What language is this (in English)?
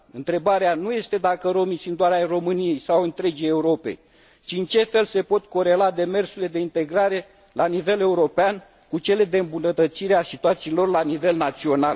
Romanian